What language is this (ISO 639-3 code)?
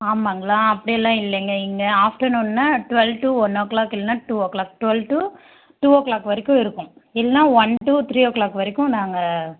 tam